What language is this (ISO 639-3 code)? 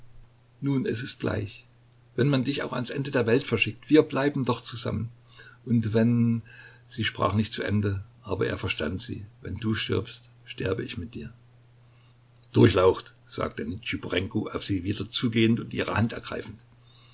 deu